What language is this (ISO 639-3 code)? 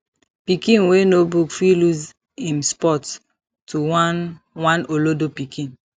pcm